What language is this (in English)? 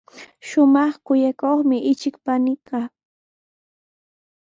Sihuas Ancash Quechua